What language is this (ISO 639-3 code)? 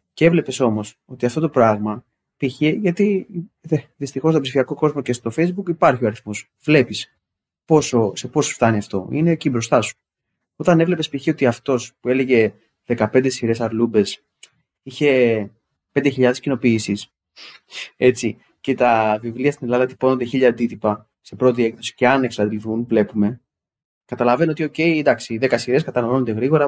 ell